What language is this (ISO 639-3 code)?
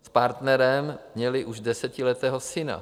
ces